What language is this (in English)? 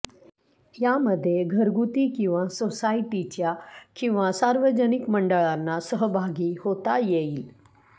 Marathi